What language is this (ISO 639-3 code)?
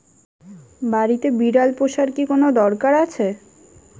ben